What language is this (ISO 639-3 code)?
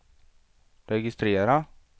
swe